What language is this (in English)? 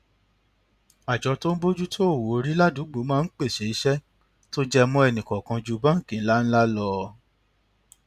Yoruba